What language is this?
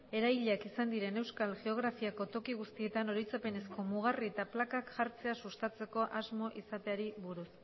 Basque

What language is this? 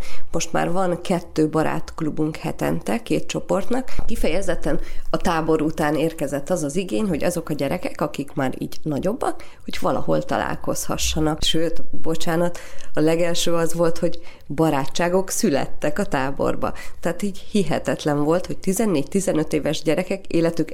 Hungarian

